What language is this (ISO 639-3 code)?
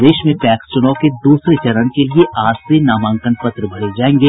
hin